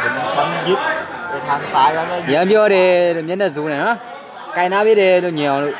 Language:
Thai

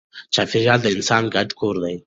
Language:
Pashto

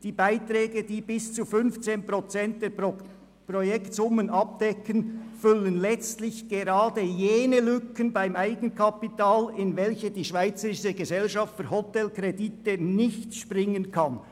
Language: Swiss German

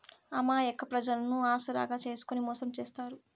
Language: Telugu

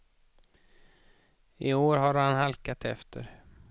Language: Swedish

